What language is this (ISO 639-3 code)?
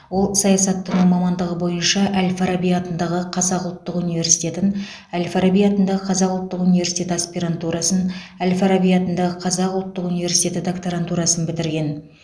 kaz